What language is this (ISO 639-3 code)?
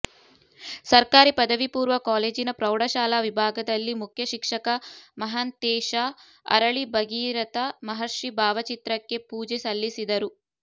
kan